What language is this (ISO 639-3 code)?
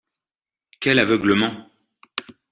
fra